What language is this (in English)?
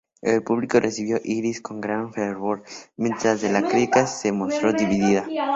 Spanish